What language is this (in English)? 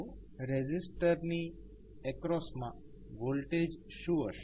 Gujarati